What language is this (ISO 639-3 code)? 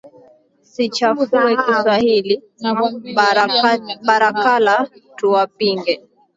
swa